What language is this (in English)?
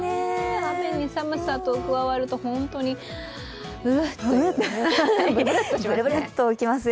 Japanese